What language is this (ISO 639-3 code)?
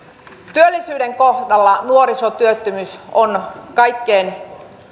fin